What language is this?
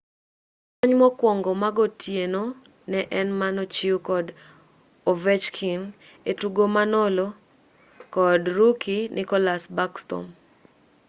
Luo (Kenya and Tanzania)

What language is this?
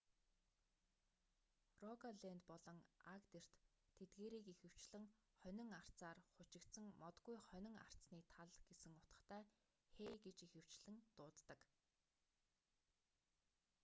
Mongolian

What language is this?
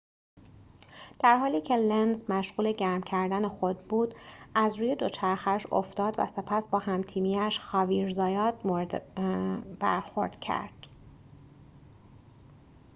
Persian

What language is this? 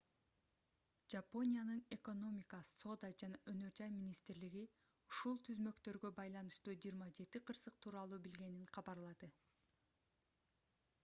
Kyrgyz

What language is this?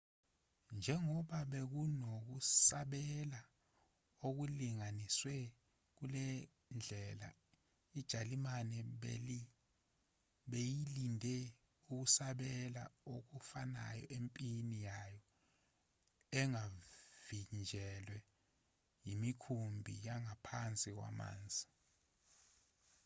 Zulu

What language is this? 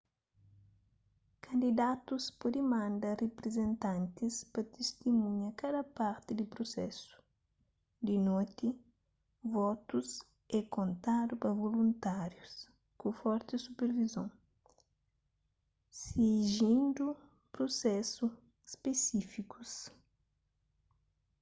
Kabuverdianu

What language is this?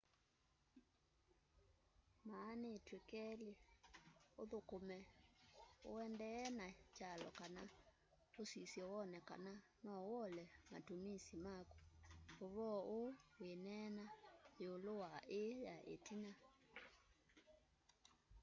Kamba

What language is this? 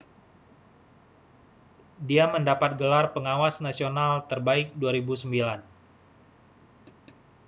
Indonesian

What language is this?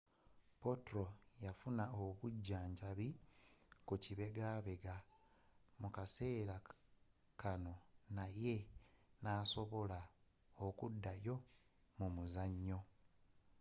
Ganda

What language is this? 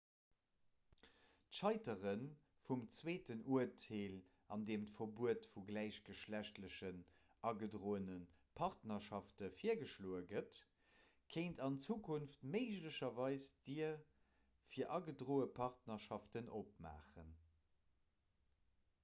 Luxembourgish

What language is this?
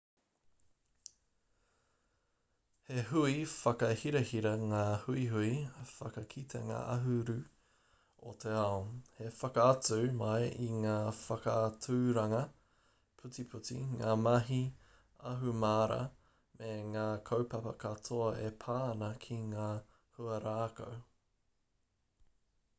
Māori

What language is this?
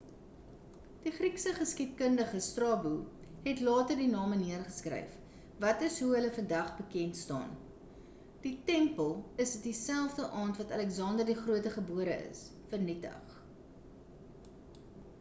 Afrikaans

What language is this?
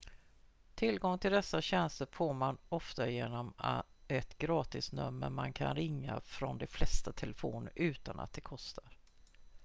Swedish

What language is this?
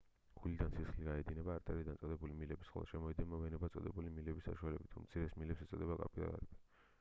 Georgian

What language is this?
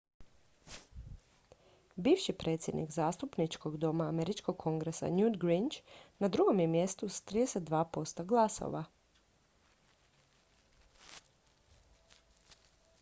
Croatian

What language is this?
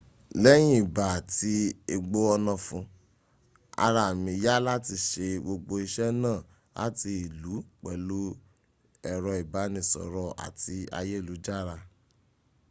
Yoruba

